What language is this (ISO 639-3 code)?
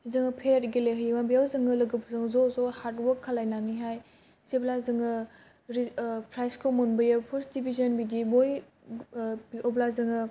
brx